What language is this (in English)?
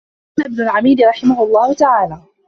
Arabic